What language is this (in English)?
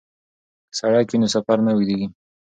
Pashto